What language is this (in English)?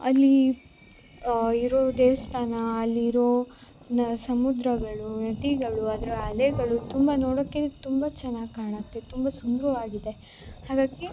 Kannada